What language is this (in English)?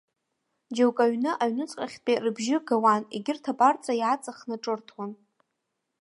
Abkhazian